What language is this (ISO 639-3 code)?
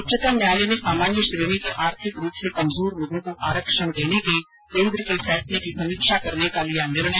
hin